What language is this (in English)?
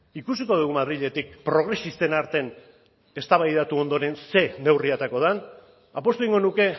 Basque